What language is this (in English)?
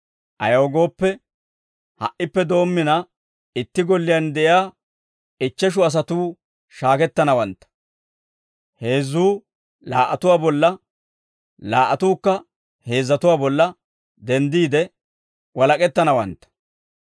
Dawro